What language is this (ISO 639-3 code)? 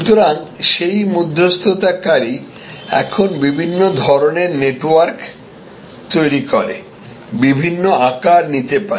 ben